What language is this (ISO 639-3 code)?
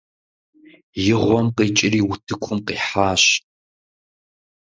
kbd